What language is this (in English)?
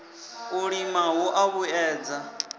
Venda